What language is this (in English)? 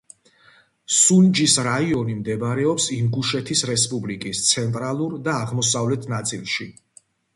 Georgian